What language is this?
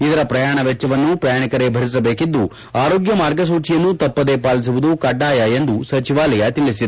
Kannada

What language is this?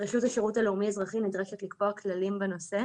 Hebrew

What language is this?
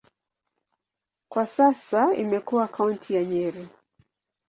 Swahili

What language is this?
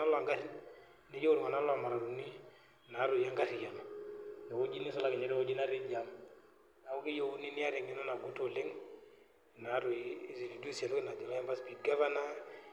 Masai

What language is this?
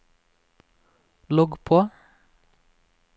Norwegian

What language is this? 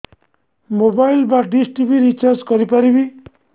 Odia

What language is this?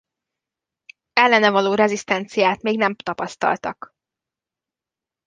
Hungarian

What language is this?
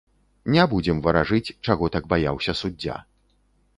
Belarusian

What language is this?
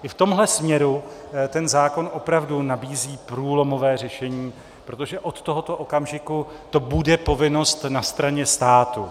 Czech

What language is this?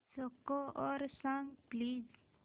Marathi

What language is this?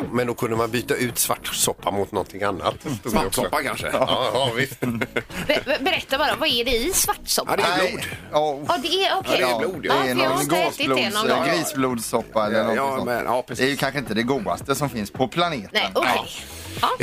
Swedish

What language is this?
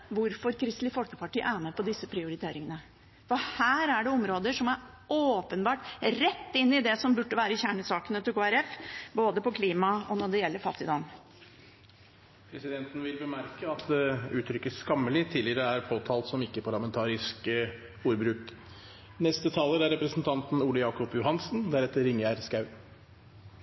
Norwegian Bokmål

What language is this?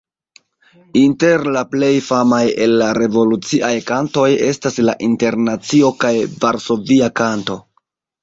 Esperanto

